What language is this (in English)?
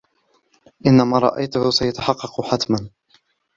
Arabic